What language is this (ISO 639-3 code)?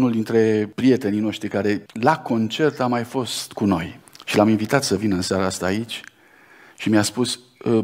ron